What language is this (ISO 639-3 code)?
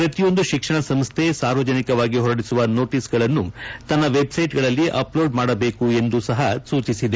kan